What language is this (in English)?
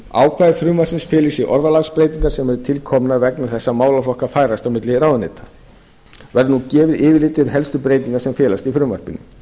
Icelandic